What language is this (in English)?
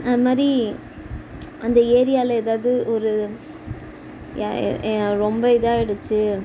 Tamil